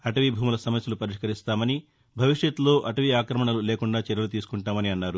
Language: Telugu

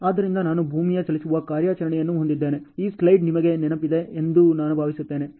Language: Kannada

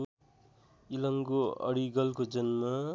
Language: Nepali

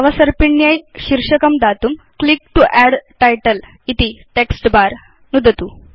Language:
Sanskrit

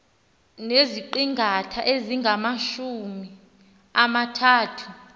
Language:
Xhosa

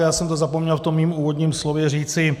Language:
Czech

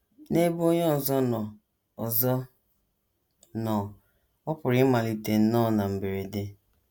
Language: Igbo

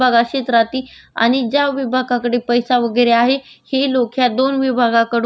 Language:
Marathi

